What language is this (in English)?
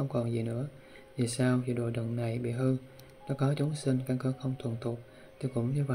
Vietnamese